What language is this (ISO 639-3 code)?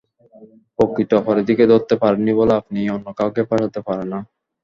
ben